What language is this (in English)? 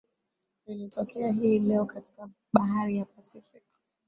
Swahili